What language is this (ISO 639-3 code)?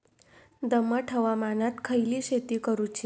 mar